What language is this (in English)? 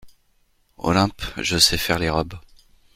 French